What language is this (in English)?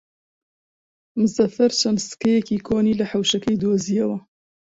Central Kurdish